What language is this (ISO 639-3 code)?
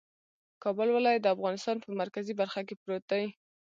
pus